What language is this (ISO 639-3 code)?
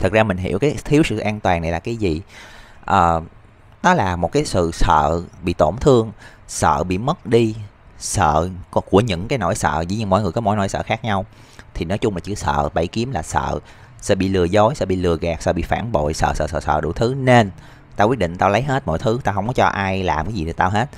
vie